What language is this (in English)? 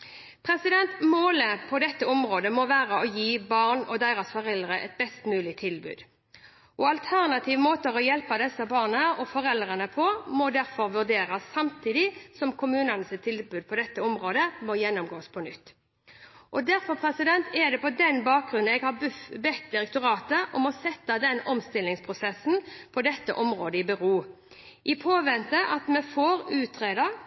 Norwegian Bokmål